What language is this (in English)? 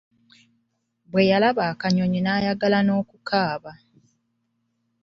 Ganda